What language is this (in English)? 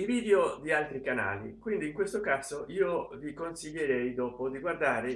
Italian